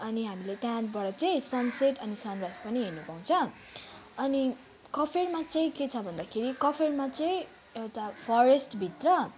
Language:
Nepali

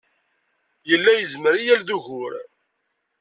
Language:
Kabyle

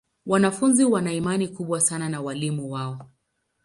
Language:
Swahili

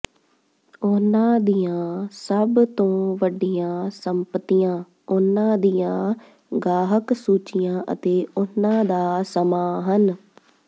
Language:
Punjabi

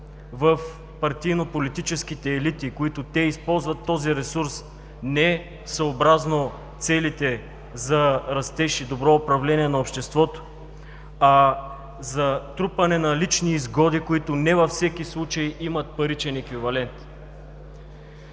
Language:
Bulgarian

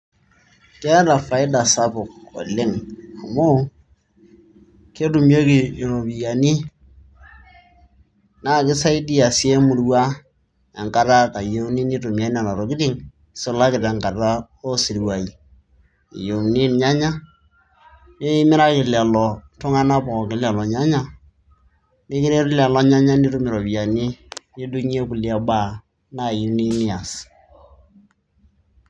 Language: Masai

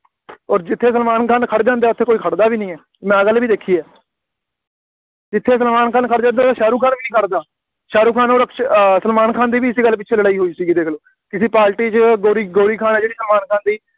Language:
Punjabi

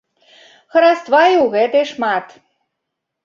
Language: Belarusian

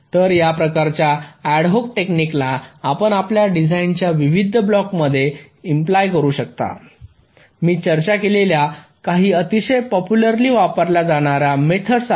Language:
Marathi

